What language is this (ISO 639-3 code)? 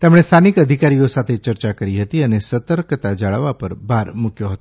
guj